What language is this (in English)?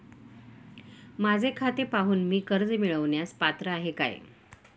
Marathi